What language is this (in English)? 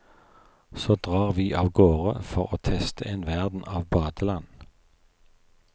Norwegian